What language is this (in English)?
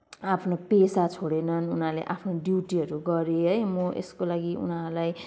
Nepali